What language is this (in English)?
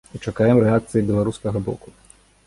Belarusian